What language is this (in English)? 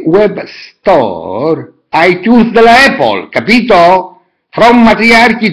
Italian